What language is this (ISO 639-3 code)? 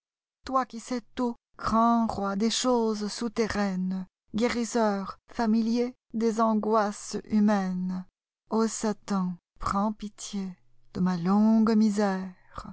fra